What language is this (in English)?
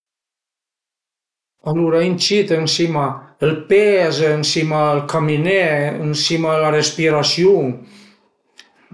Piedmontese